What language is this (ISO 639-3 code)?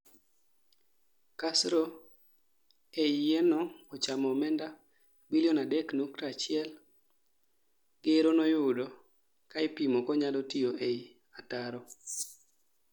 luo